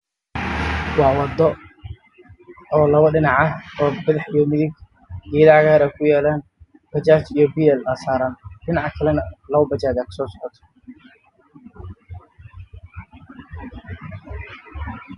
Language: Somali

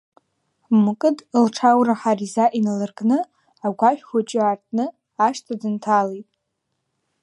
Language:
Abkhazian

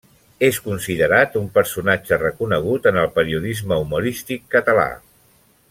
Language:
Catalan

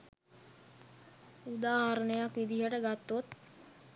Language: Sinhala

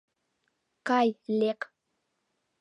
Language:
Mari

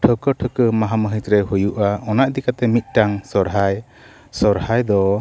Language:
Santali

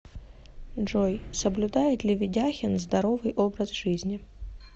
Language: Russian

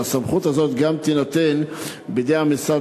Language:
Hebrew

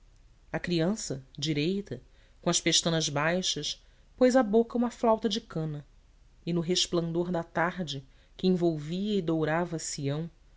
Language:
Portuguese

